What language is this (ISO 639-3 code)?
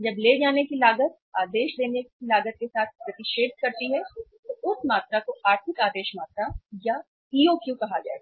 hin